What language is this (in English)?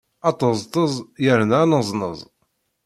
Kabyle